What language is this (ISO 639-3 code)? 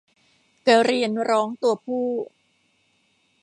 tha